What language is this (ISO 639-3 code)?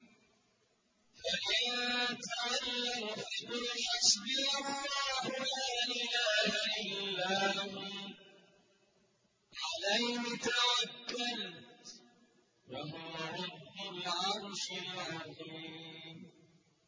ara